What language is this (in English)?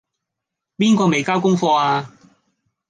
Cantonese